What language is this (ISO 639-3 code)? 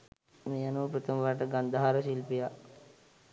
sin